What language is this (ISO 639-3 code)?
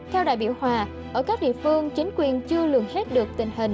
vie